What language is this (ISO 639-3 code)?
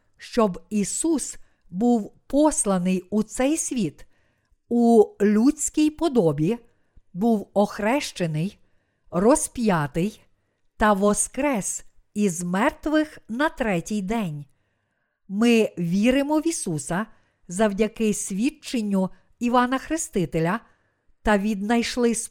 ukr